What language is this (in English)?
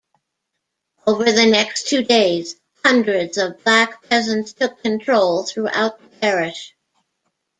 English